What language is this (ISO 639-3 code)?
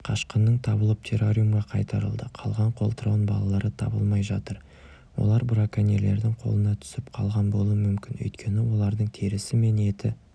kaz